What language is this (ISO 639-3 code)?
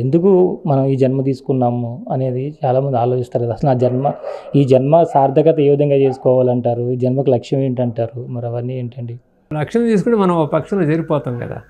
tel